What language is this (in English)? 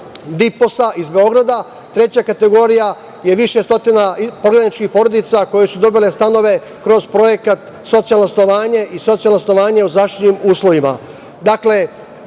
Serbian